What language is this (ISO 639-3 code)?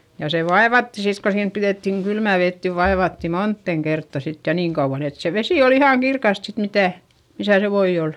fin